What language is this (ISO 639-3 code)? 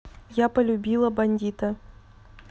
rus